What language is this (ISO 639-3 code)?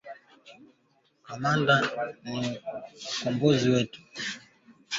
swa